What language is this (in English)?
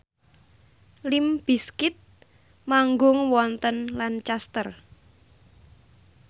Javanese